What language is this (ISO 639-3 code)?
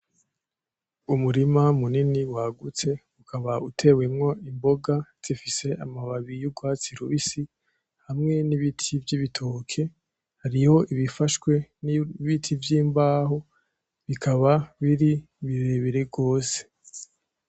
run